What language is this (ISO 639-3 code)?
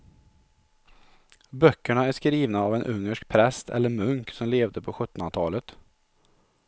swe